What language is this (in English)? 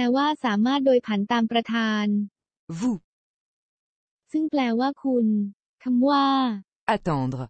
Thai